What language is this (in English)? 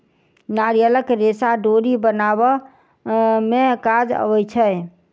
Maithili